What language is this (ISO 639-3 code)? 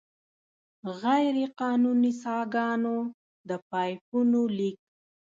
pus